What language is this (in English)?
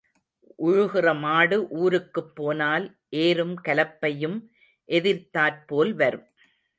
Tamil